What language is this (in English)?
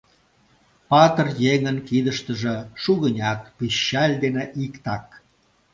Mari